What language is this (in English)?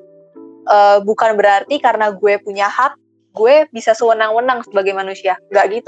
Indonesian